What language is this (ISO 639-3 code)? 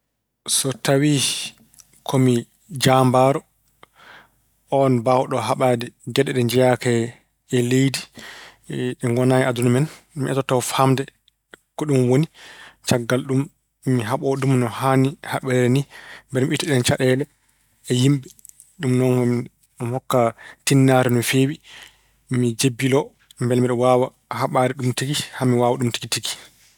ful